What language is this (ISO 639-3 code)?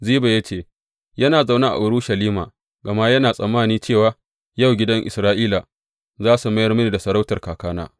hau